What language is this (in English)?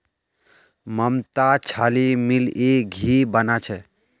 Magahi